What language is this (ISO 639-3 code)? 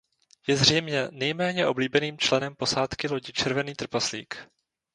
ces